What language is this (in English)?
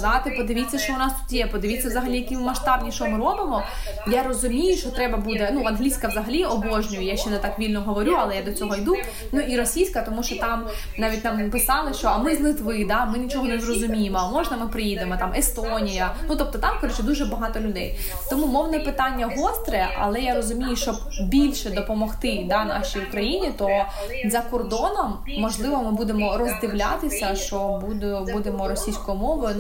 Ukrainian